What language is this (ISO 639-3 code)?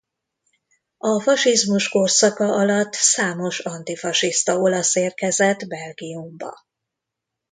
hun